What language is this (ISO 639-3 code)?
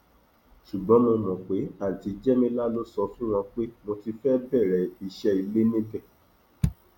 yor